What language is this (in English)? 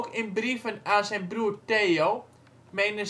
Dutch